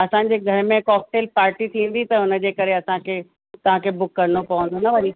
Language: Sindhi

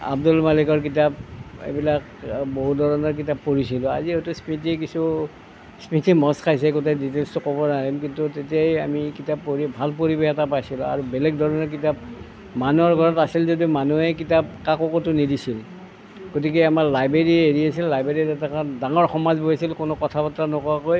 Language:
Assamese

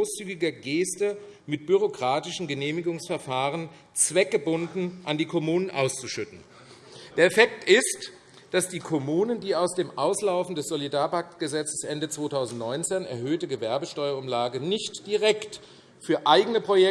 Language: German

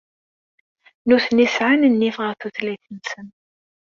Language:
Kabyle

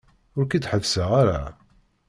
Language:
Kabyle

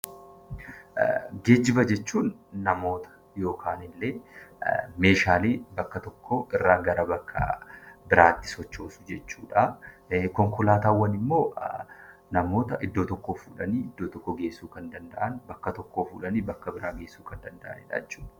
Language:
Oromo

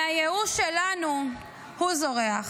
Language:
Hebrew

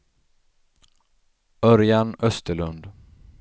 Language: Swedish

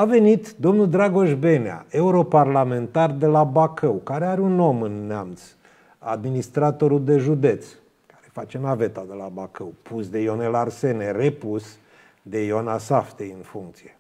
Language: Romanian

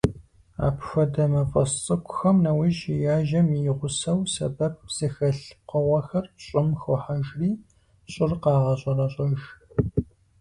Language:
Kabardian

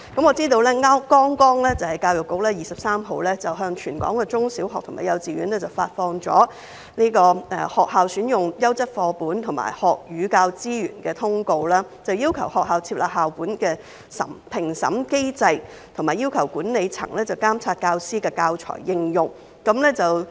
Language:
Cantonese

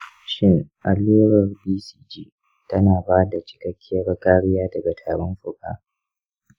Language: Hausa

